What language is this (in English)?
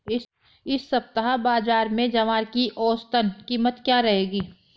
Hindi